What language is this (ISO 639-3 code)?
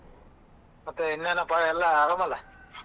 kan